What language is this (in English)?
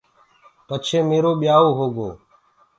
Gurgula